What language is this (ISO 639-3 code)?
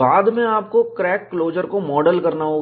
hin